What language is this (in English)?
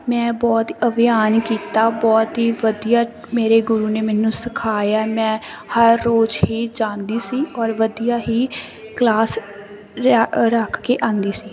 Punjabi